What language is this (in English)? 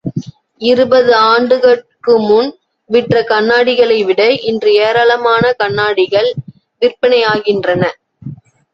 Tamil